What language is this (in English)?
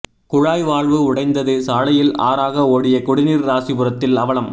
Tamil